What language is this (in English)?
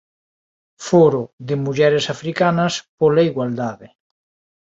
Galician